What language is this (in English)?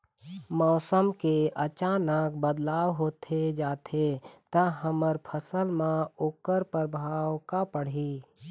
Chhattisgarhi